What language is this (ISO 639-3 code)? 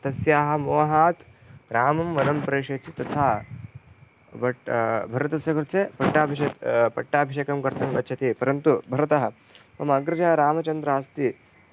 san